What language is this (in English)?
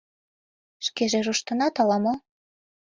Mari